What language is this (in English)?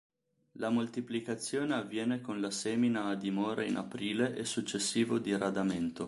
Italian